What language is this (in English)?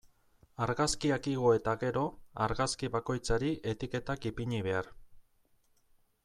Basque